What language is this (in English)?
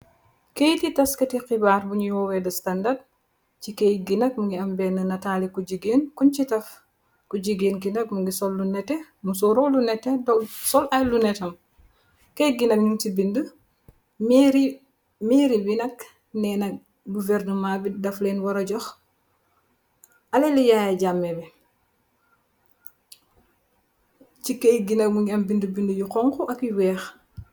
Wolof